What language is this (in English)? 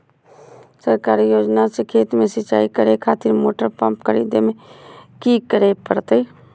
Magahi